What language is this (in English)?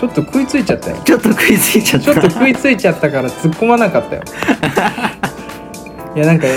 Japanese